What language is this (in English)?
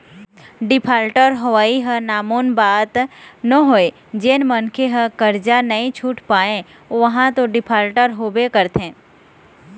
Chhattisgarhi